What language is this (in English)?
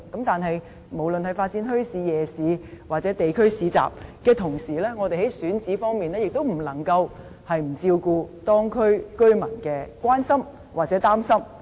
Cantonese